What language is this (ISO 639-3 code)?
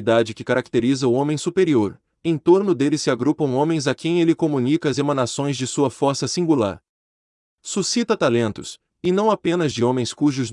por